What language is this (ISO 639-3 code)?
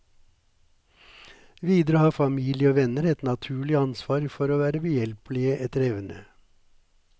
nor